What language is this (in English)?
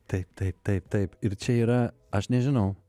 Lithuanian